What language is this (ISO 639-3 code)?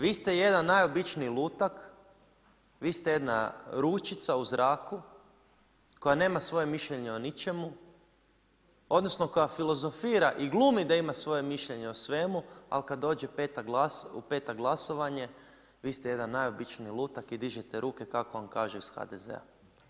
hrv